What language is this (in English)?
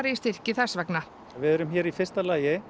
Icelandic